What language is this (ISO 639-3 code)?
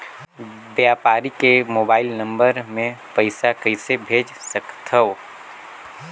hne